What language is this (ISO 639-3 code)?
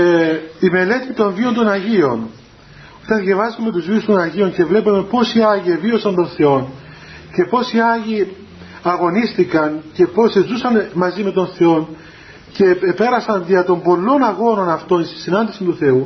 ell